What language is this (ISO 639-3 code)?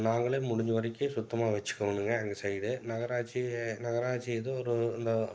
tam